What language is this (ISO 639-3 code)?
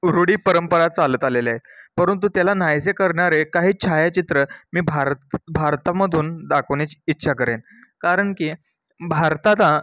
mar